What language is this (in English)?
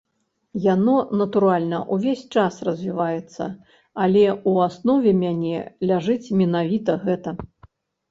Belarusian